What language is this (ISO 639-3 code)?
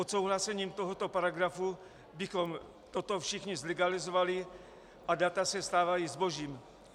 ces